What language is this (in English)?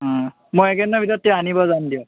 Assamese